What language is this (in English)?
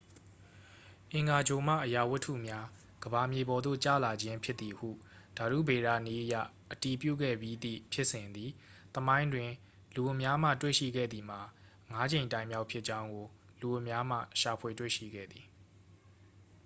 Burmese